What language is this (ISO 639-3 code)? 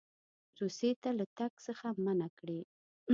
pus